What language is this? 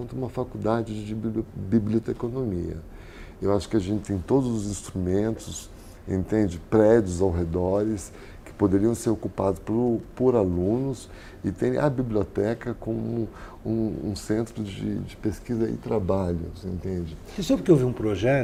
Portuguese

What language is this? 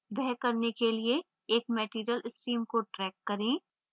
Hindi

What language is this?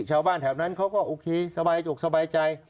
Thai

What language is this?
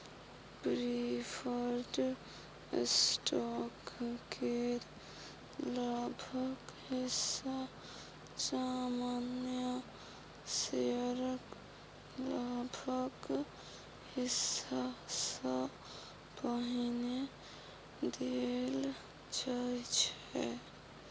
Maithili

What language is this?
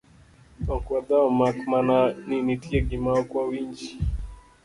Luo (Kenya and Tanzania)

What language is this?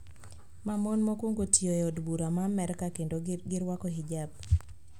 Luo (Kenya and Tanzania)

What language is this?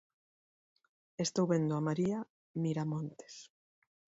Galician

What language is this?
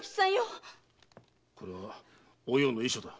Japanese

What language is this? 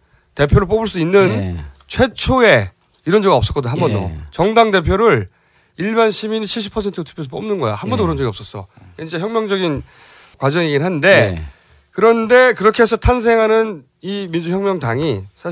Korean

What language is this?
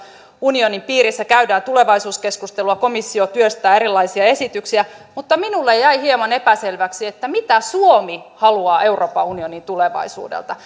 Finnish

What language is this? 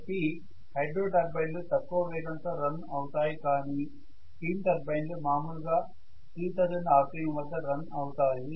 Telugu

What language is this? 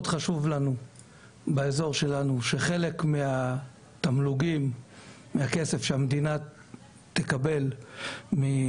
Hebrew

